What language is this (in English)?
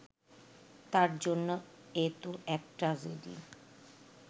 Bangla